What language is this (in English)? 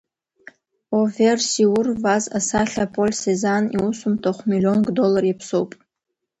Abkhazian